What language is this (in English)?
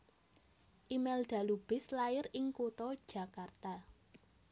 Javanese